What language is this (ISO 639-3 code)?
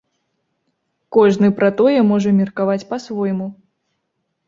bel